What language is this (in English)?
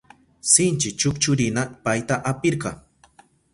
Southern Pastaza Quechua